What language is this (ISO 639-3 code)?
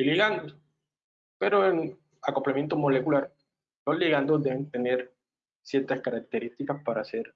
spa